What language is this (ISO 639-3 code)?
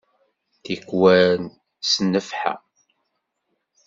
kab